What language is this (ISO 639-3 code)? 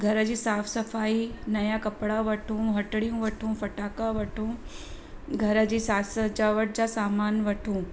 snd